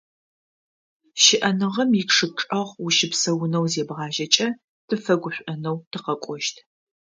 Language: Adyghe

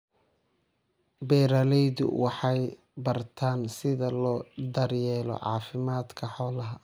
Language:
Somali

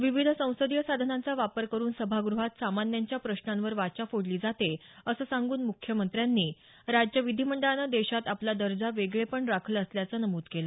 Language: Marathi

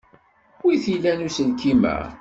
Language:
Kabyle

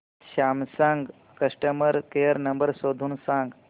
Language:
Marathi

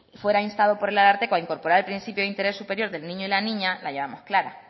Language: Spanish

